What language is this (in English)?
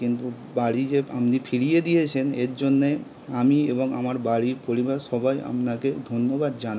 Bangla